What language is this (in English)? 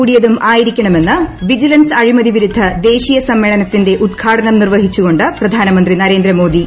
Malayalam